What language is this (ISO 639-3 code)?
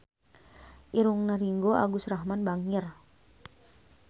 sun